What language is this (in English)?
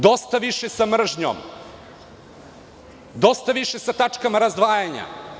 Serbian